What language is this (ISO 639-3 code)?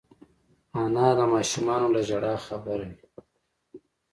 pus